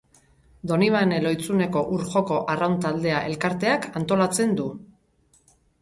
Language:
Basque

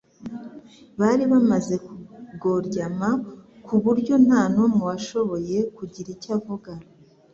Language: Kinyarwanda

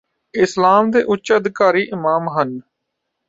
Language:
Punjabi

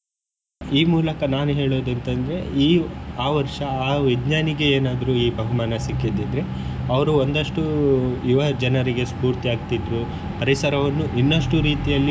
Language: Kannada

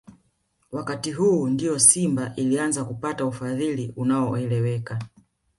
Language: Swahili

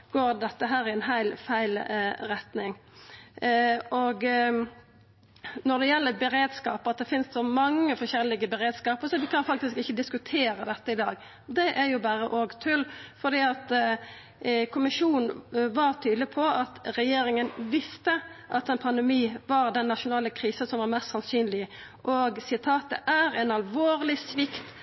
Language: Norwegian Nynorsk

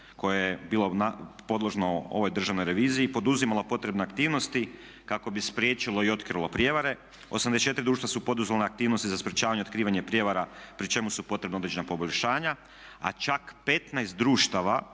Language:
Croatian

